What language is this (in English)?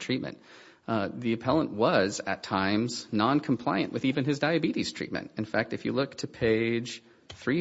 English